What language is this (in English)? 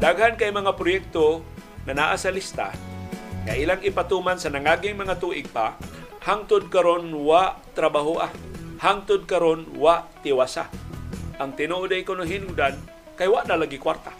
Filipino